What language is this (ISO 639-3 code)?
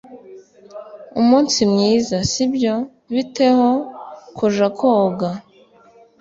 kin